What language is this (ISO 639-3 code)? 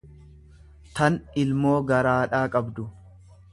orm